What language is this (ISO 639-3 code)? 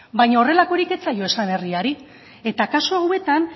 eus